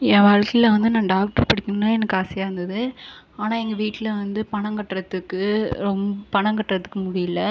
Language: Tamil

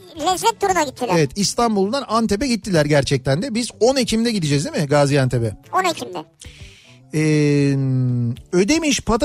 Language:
Turkish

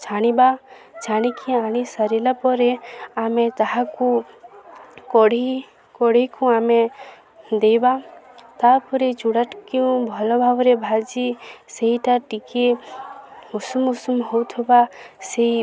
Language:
Odia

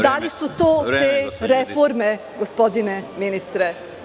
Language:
Serbian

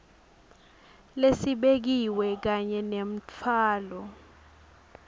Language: Swati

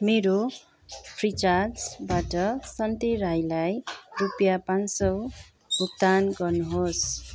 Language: Nepali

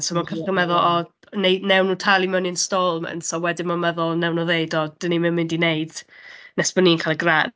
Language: Welsh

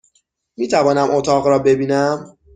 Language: Persian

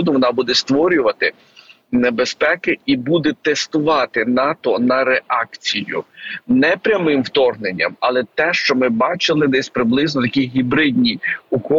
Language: Ukrainian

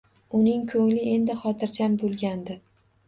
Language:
Uzbek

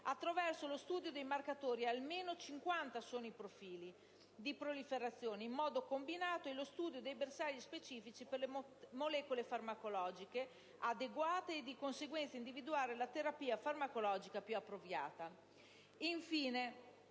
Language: Italian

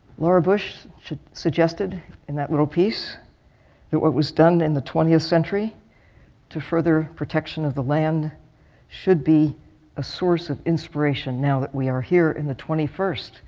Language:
English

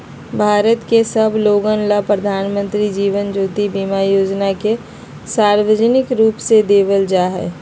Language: Magahi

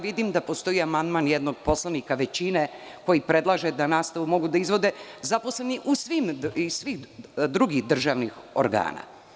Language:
Serbian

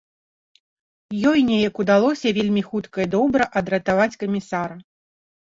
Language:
Belarusian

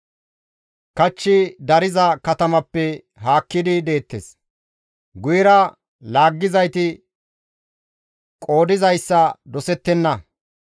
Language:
Gamo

